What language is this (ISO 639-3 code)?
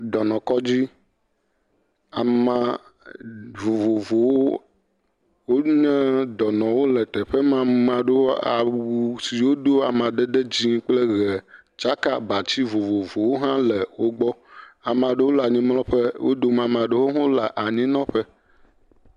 ewe